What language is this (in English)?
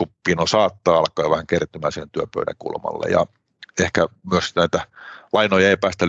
Finnish